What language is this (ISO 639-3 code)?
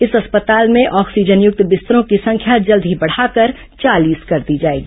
hin